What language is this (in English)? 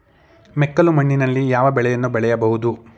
Kannada